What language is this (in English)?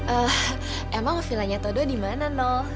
Indonesian